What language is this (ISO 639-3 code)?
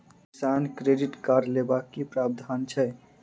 mai